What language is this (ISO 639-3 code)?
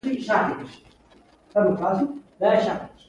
pus